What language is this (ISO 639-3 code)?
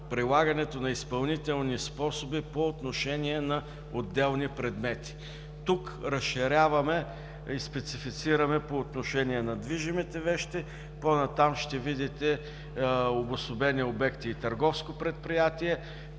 bul